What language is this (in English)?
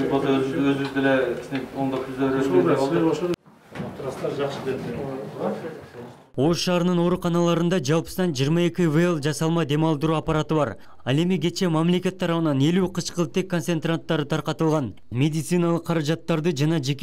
Turkish